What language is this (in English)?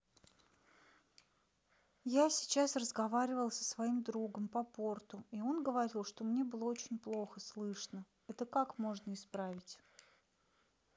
Russian